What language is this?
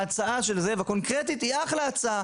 Hebrew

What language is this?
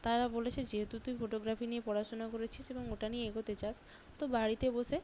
Bangla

